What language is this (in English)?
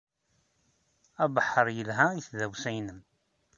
Kabyle